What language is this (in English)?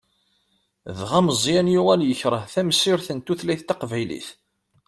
Kabyle